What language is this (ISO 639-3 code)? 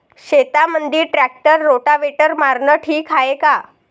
mar